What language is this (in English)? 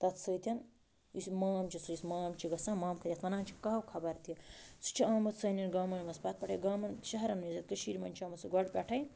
Kashmiri